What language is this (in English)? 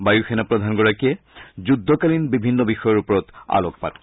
Assamese